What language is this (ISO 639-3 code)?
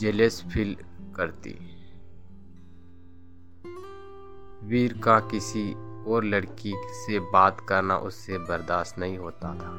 hin